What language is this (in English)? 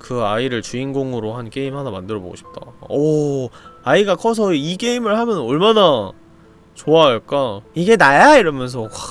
Korean